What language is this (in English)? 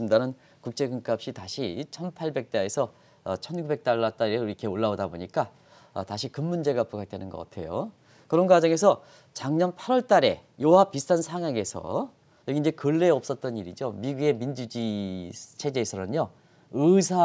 Korean